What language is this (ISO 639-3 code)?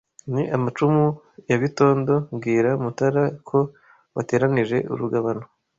kin